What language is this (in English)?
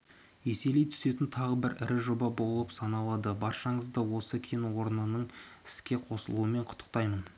Kazakh